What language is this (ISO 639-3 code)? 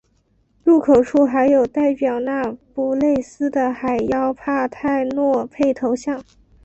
zho